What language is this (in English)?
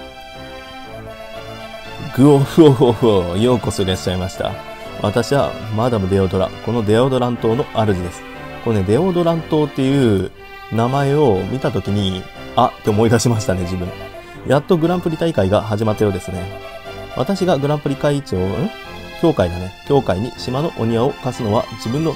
Japanese